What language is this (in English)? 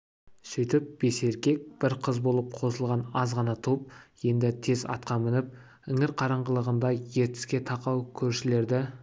Kazakh